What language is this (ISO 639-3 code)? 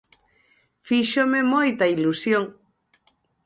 glg